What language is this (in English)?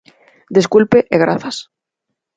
Galician